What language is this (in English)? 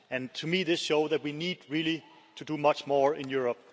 English